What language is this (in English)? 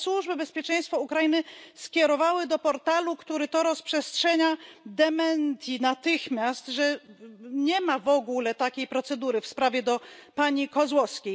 Polish